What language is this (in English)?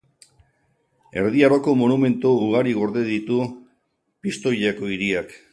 Basque